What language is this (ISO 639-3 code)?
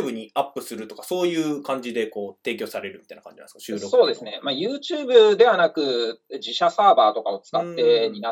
jpn